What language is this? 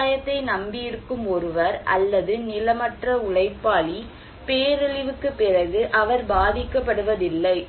Tamil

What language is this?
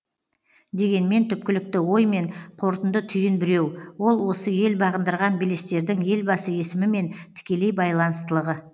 Kazakh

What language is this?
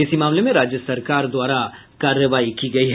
Hindi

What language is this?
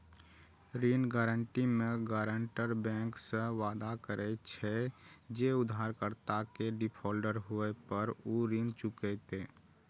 Maithili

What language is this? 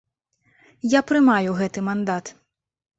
Belarusian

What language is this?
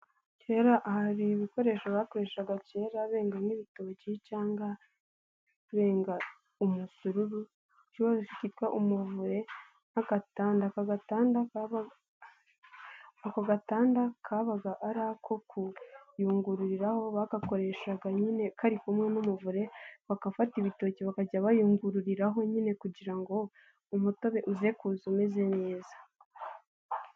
Kinyarwanda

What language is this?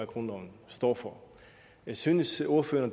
Danish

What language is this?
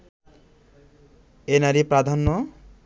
Bangla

